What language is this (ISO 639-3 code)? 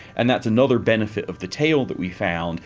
eng